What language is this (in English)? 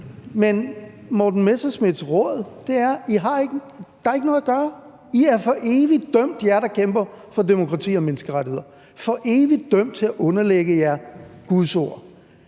Danish